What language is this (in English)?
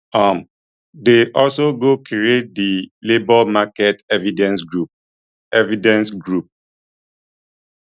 Nigerian Pidgin